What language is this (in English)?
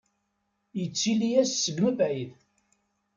Kabyle